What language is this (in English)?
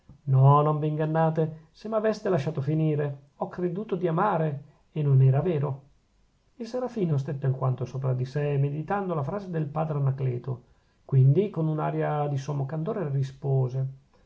Italian